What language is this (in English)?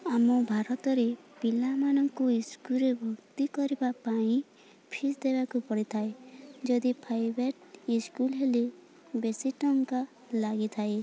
Odia